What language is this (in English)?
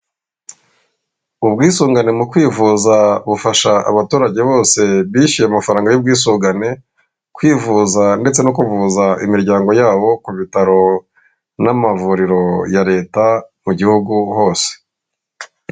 Kinyarwanda